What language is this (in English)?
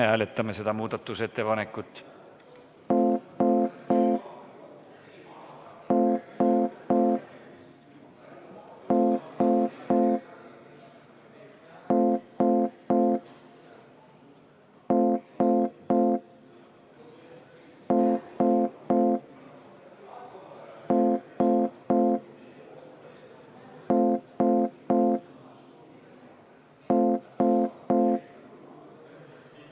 Estonian